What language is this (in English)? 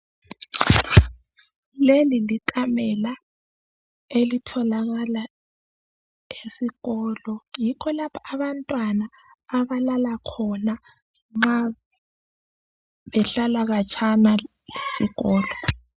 North Ndebele